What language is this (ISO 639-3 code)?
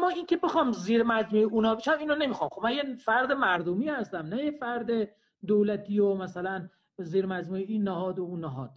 fas